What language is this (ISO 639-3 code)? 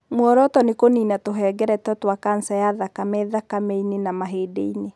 kik